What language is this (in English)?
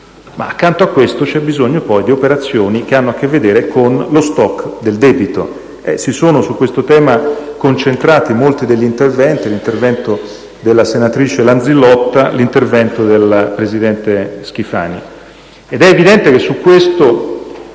Italian